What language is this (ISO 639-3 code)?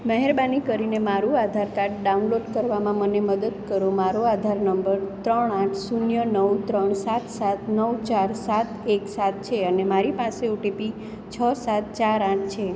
guj